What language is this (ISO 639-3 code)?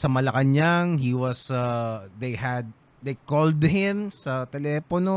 fil